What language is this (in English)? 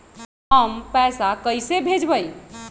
Magahi